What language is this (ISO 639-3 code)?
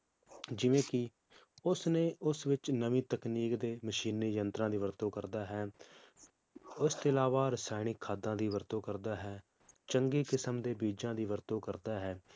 pan